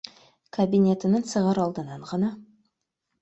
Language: Bashkir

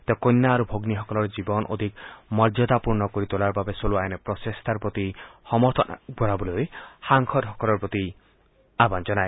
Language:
Assamese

